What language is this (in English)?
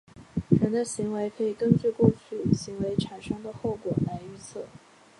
Chinese